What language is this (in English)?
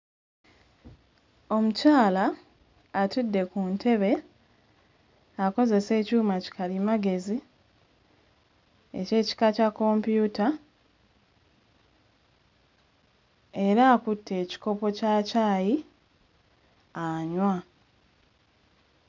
Ganda